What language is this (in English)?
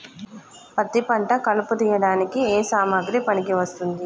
Telugu